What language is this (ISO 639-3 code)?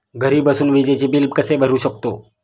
mar